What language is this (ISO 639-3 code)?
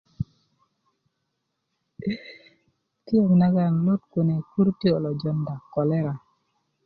ukv